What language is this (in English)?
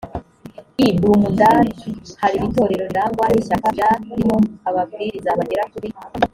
Kinyarwanda